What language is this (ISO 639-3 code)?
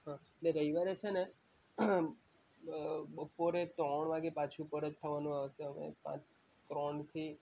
guj